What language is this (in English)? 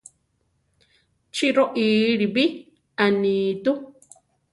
Central Tarahumara